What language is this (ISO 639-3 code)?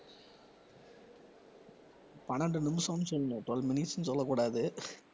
tam